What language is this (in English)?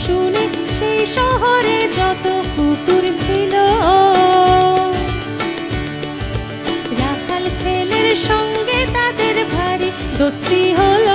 Hindi